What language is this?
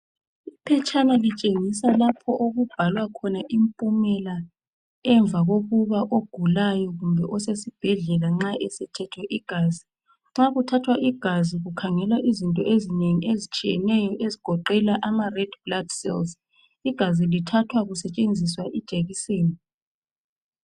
North Ndebele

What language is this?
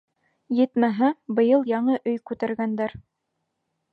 Bashkir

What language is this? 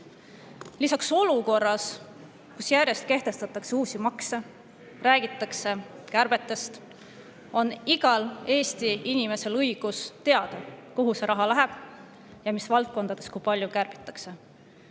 Estonian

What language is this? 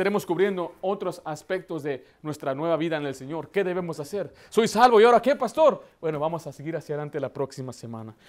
Spanish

